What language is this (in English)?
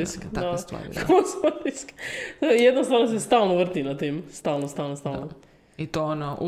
Croatian